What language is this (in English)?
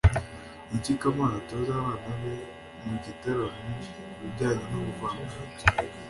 Kinyarwanda